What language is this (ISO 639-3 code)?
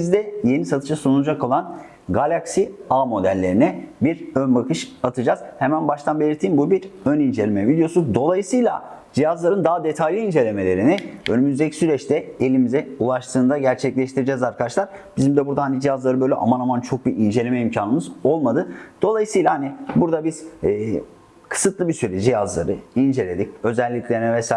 tur